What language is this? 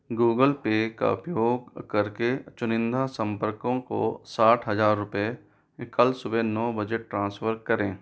Hindi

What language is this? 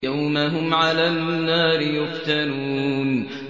Arabic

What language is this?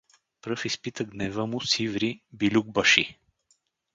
Bulgarian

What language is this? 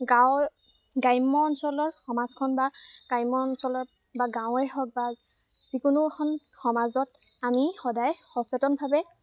Assamese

